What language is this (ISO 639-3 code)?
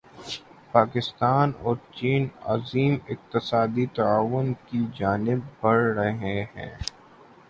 urd